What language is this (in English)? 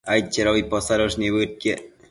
Matsés